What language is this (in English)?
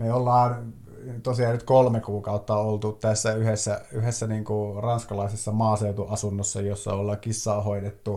Finnish